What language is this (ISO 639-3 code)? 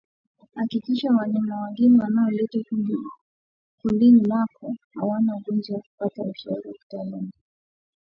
swa